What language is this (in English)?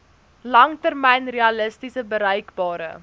Afrikaans